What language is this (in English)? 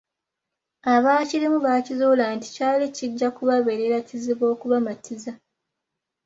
Ganda